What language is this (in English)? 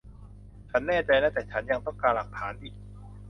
Thai